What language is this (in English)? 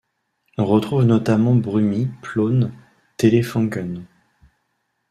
French